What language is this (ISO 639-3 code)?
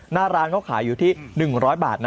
tha